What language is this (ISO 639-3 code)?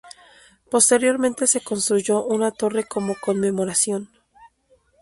spa